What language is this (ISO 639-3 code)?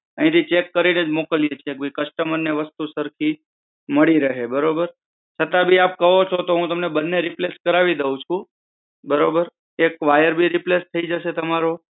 guj